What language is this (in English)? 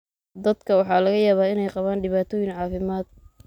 Somali